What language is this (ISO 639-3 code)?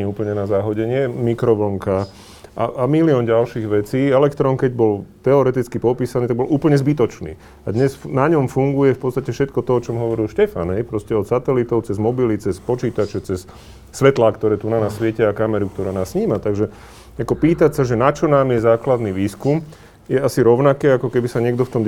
slk